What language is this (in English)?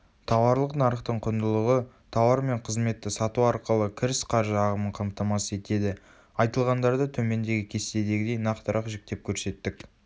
Kazakh